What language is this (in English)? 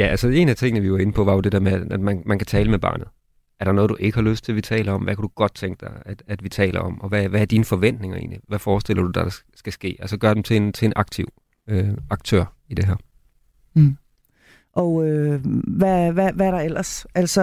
Danish